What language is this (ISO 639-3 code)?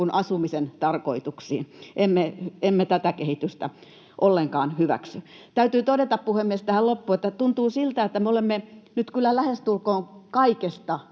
fin